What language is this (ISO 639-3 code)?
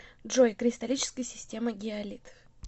rus